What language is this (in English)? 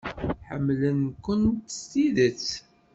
Kabyle